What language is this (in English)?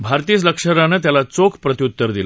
Marathi